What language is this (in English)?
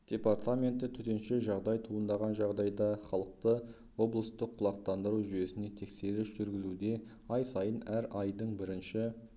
Kazakh